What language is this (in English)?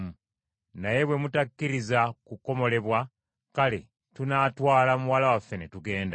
Ganda